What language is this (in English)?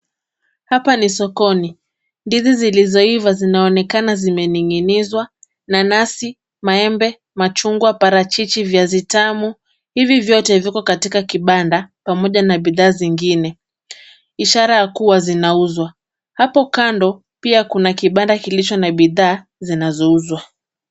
Swahili